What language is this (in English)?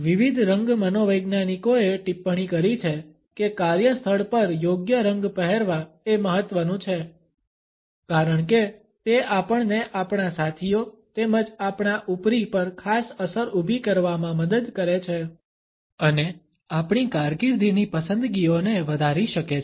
Gujarati